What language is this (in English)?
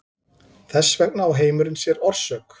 Icelandic